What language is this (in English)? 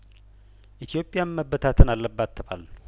Amharic